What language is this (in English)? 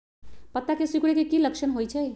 Magahi